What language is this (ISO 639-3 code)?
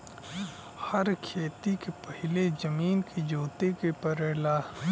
bho